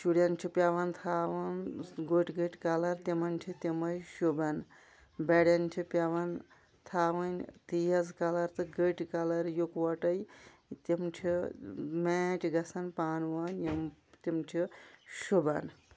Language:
Kashmiri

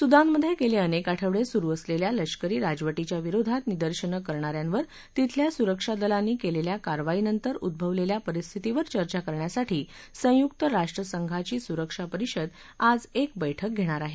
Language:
Marathi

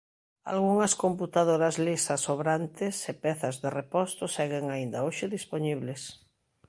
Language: Galician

